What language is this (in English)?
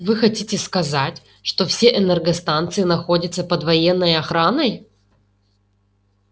Russian